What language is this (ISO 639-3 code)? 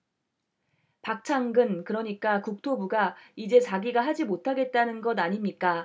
kor